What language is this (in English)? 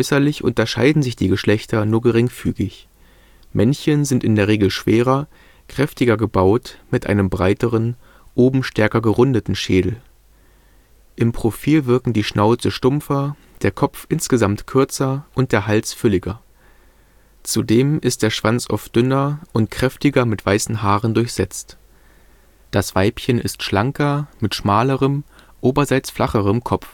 German